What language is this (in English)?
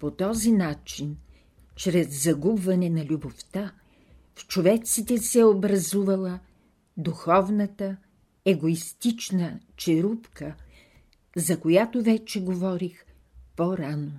Bulgarian